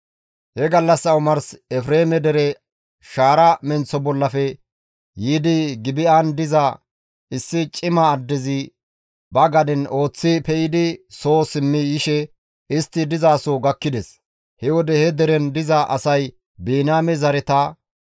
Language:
Gamo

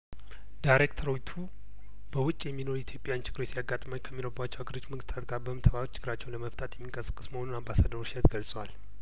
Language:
Amharic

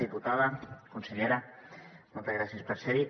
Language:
Catalan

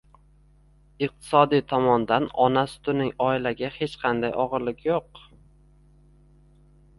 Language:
Uzbek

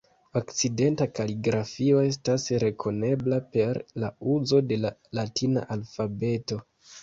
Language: Esperanto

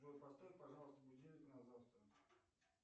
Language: Russian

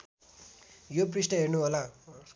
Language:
Nepali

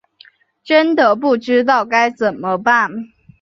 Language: Chinese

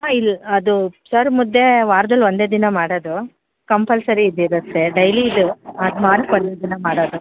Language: Kannada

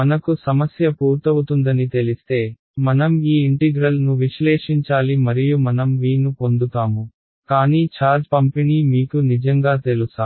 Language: Telugu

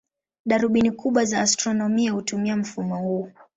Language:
Swahili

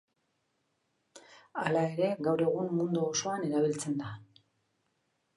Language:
Basque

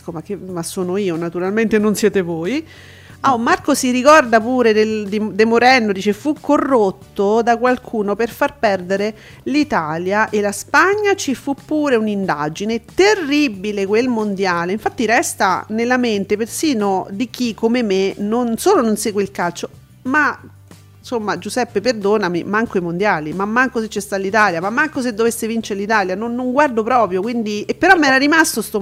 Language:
Italian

